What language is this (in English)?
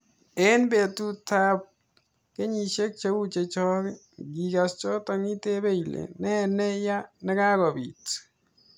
Kalenjin